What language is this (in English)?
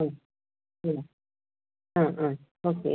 Malayalam